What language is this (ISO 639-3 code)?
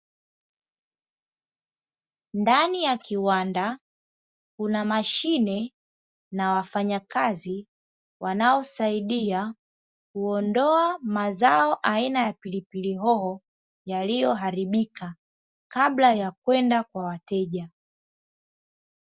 swa